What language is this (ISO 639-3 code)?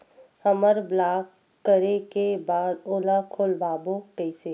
hne